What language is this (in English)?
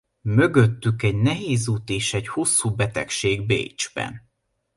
Hungarian